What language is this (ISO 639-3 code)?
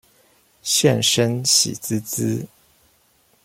zho